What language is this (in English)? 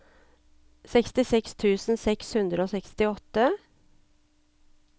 Norwegian